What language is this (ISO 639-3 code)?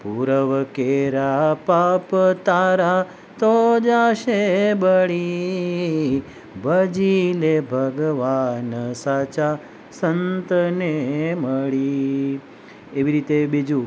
guj